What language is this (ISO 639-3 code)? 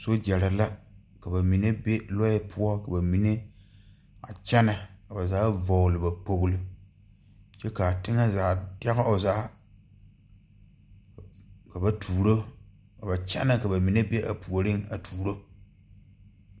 dga